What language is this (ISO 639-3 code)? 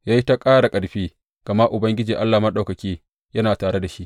hau